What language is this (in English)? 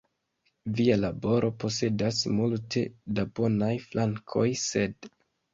Esperanto